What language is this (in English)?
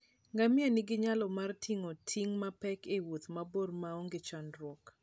Luo (Kenya and Tanzania)